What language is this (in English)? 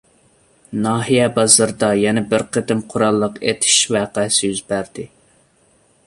Uyghur